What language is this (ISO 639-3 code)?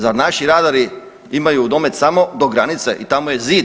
hrv